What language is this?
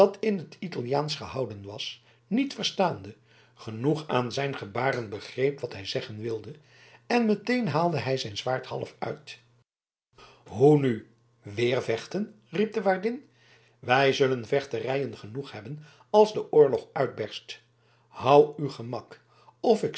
Dutch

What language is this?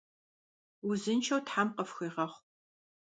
Kabardian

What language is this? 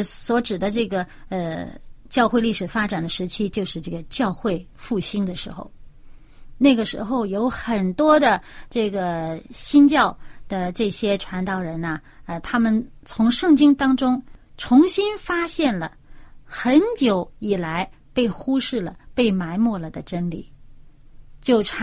Chinese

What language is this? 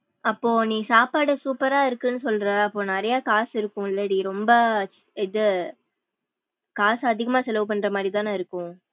Tamil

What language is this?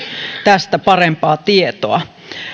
Finnish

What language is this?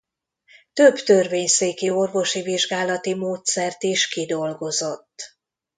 Hungarian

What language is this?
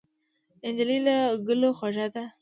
Pashto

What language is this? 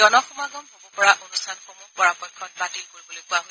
Assamese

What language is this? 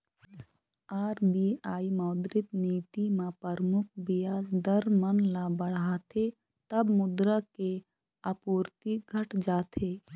Chhattisgarhi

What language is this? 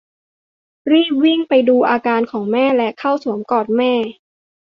Thai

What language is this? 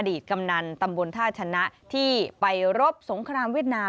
Thai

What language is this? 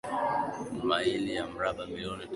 Swahili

